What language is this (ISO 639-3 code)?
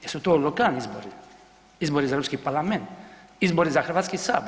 hrv